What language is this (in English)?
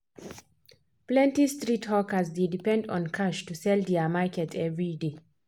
Nigerian Pidgin